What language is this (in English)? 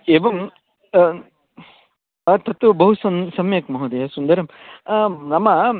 Sanskrit